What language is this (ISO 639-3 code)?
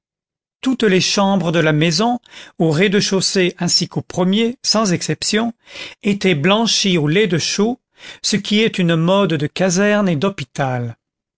fra